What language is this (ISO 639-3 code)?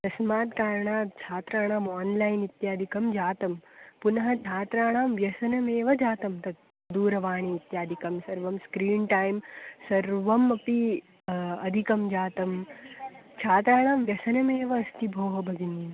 san